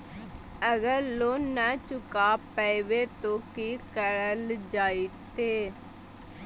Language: Magahi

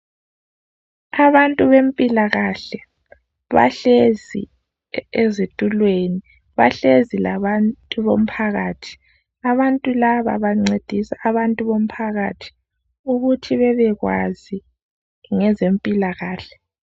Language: North Ndebele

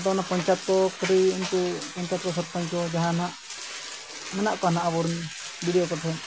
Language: Santali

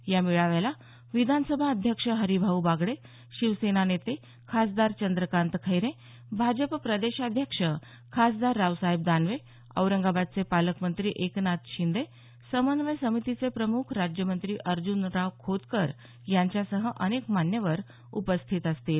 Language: Marathi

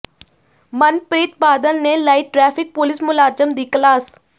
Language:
Punjabi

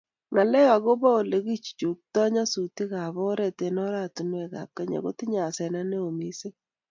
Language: Kalenjin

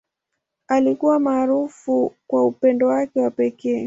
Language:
Swahili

